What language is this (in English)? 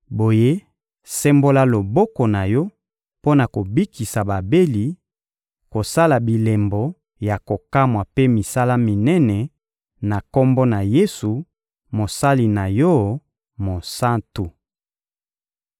Lingala